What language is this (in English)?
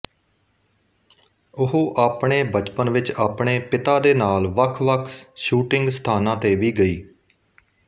Punjabi